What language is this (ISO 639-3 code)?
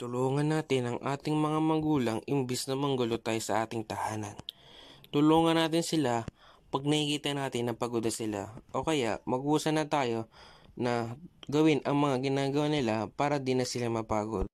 fil